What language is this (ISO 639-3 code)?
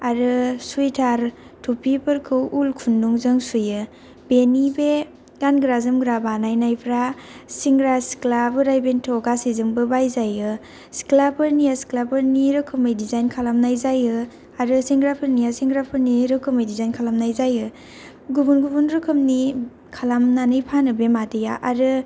brx